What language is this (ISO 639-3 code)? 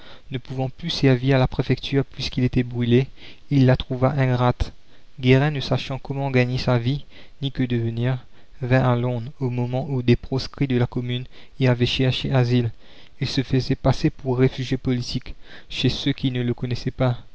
fra